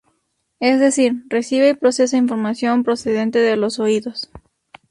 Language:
Spanish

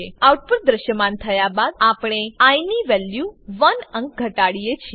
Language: Gujarati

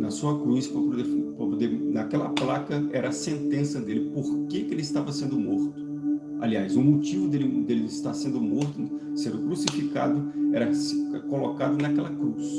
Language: Portuguese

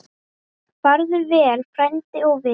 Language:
Icelandic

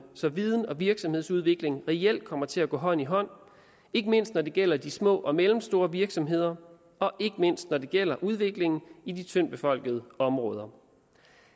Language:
Danish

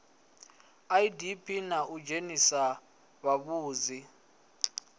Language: Venda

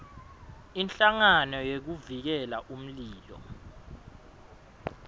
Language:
Swati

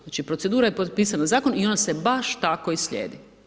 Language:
Croatian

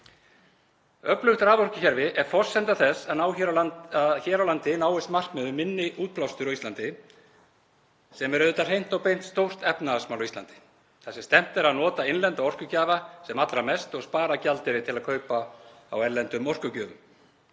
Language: Icelandic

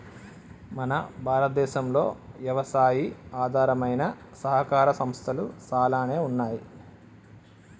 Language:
Telugu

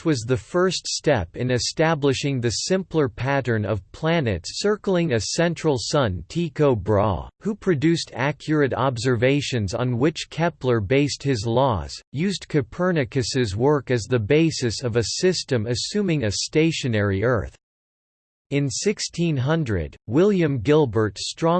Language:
English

